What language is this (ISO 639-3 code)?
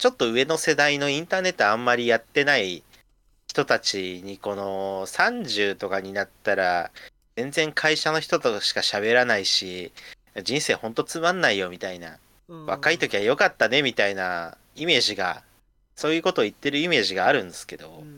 jpn